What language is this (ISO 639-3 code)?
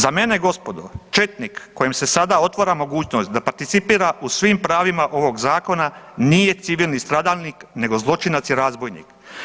hrv